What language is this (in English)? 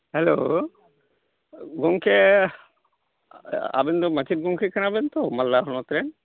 Santali